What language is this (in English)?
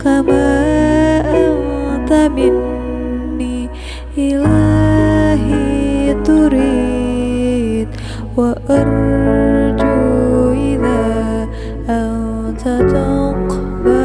Indonesian